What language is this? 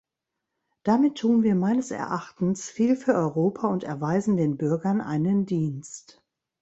German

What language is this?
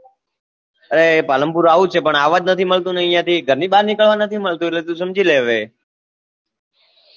Gujarati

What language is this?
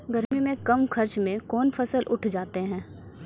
Maithili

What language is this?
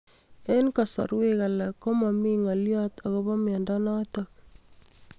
Kalenjin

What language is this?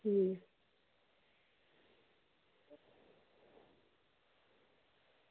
Dogri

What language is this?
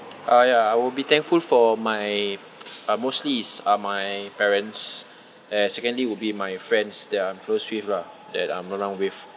English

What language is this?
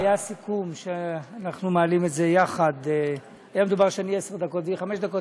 Hebrew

